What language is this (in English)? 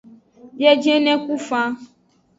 Aja (Benin)